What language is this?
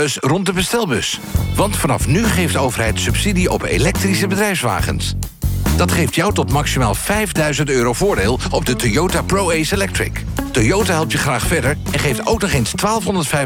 Dutch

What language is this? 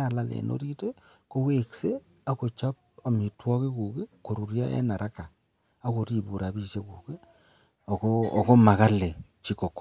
Kalenjin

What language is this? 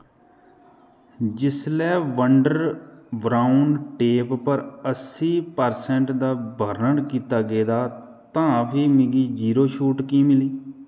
Dogri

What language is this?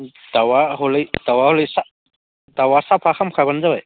Bodo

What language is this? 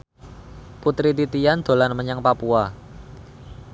Javanese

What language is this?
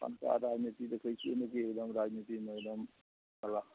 Maithili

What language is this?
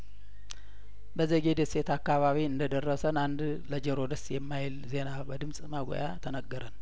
Amharic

